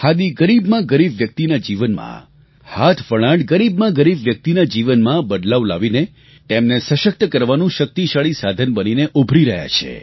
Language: Gujarati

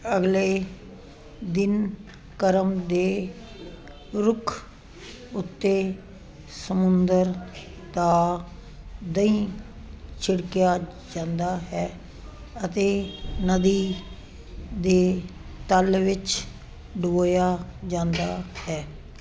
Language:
Punjabi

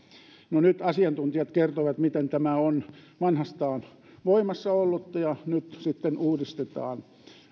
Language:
Finnish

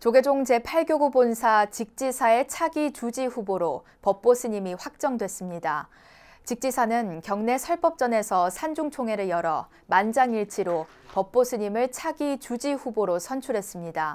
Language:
Korean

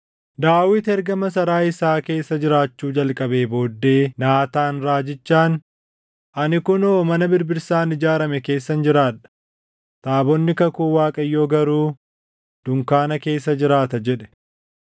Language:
Oromo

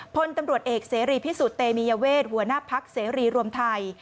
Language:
Thai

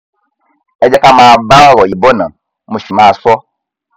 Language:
Yoruba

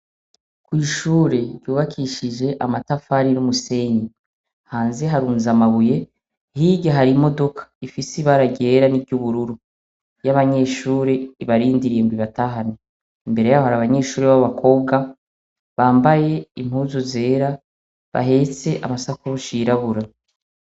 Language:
Rundi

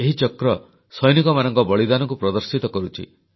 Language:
Odia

